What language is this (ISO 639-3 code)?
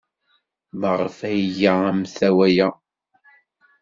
kab